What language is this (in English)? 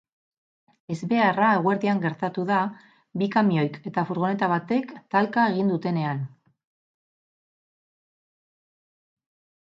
Basque